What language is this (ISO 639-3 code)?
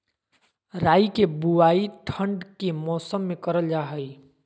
mag